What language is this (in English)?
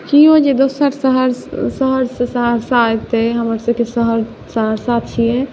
Maithili